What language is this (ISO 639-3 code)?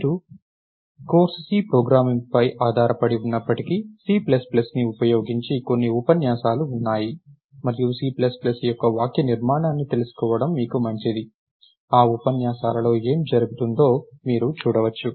tel